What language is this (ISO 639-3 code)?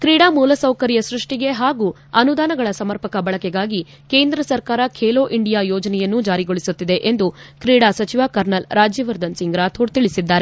kan